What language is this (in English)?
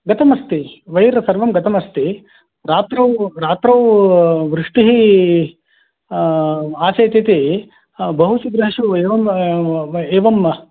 Sanskrit